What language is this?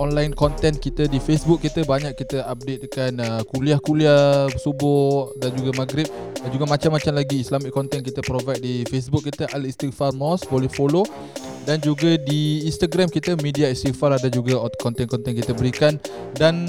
Malay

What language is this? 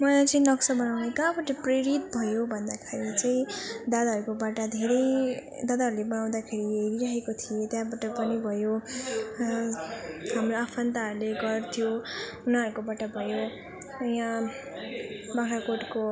Nepali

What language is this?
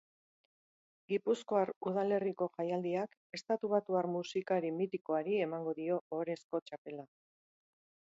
Basque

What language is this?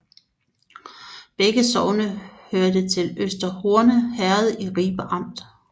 Danish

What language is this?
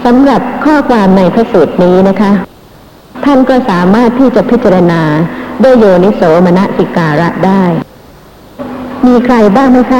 Thai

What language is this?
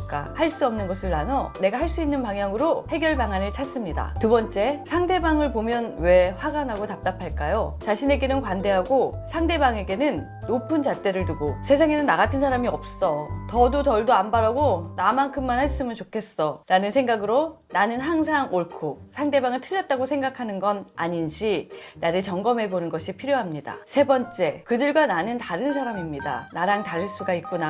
Korean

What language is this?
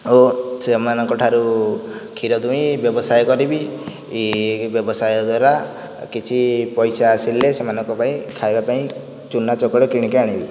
Odia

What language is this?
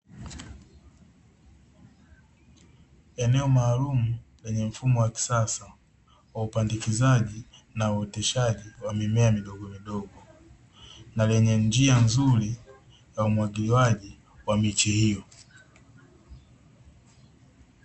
Swahili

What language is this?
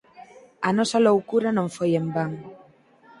Galician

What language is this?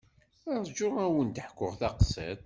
Kabyle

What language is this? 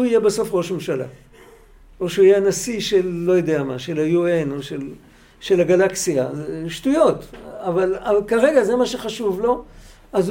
Hebrew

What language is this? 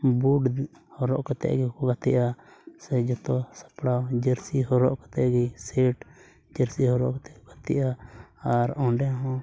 Santali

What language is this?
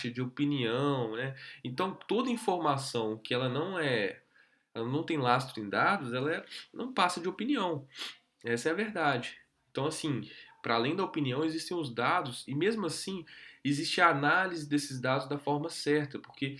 Portuguese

